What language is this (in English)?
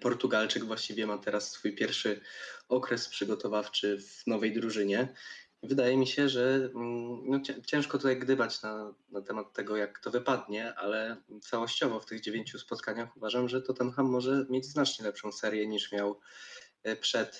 Polish